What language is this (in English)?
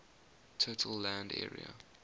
English